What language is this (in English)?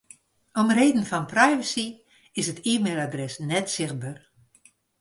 Western Frisian